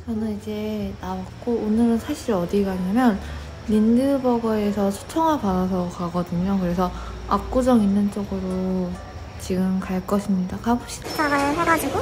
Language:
Korean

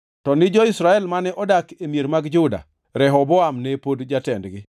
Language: Luo (Kenya and Tanzania)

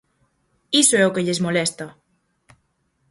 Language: Galician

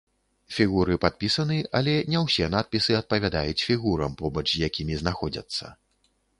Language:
Belarusian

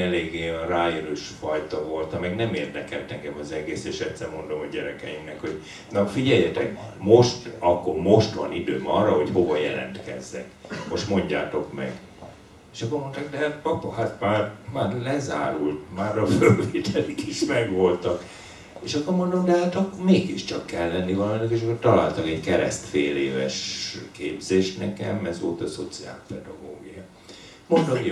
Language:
Hungarian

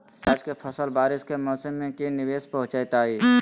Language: Magahi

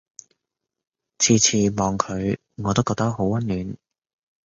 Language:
Cantonese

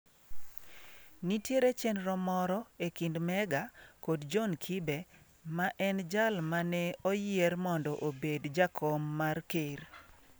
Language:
Luo (Kenya and Tanzania)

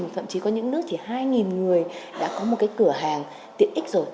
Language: Vietnamese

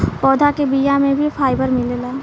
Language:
Bhojpuri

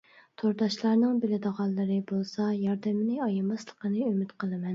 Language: Uyghur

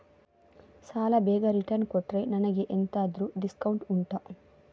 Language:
Kannada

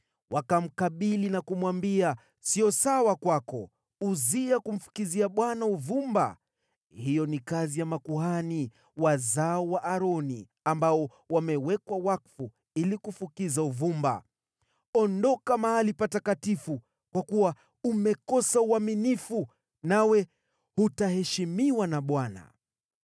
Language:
Swahili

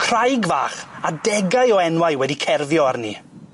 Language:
Welsh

